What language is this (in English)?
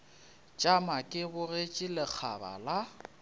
Northern Sotho